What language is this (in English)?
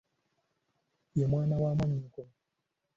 Ganda